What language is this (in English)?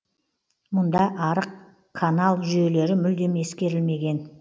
Kazakh